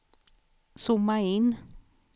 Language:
Swedish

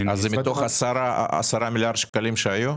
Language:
Hebrew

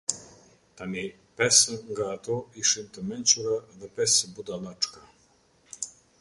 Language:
Albanian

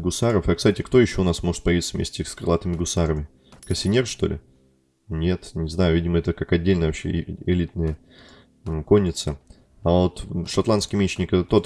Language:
Russian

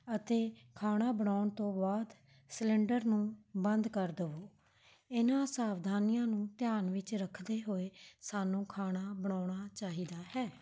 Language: Punjabi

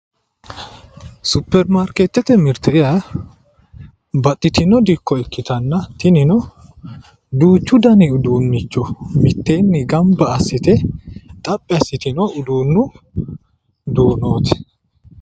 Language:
Sidamo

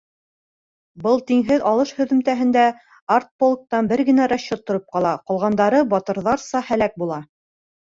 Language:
Bashkir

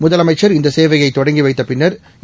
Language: Tamil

